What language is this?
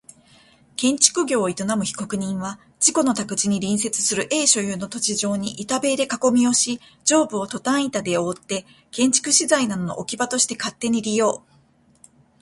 Japanese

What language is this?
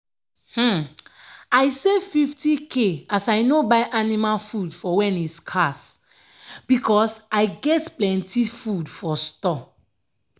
Nigerian Pidgin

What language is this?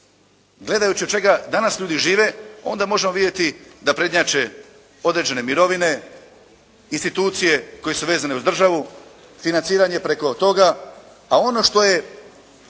Croatian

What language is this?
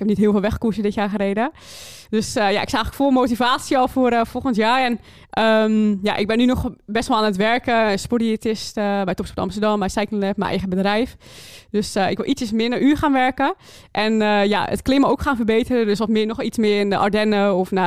Dutch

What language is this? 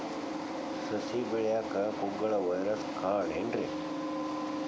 Kannada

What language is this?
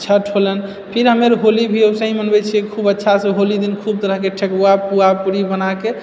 Maithili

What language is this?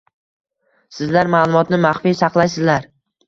Uzbek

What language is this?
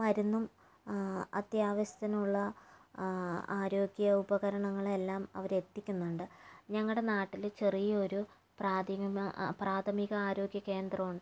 Malayalam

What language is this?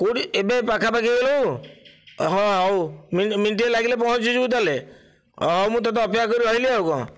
Odia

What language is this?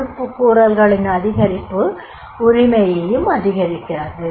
Tamil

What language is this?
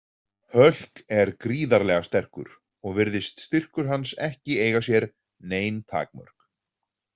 Icelandic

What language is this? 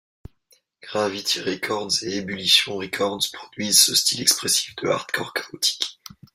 French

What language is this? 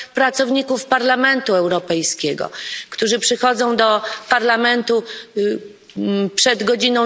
Polish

